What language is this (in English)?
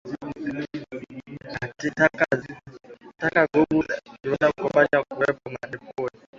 Swahili